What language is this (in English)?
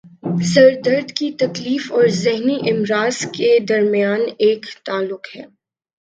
Urdu